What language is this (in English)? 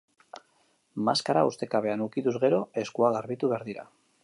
Basque